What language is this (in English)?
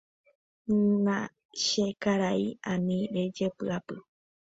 Guarani